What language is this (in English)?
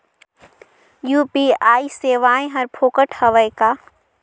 Chhattisgarhi